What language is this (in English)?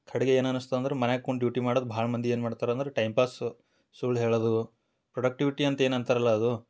Kannada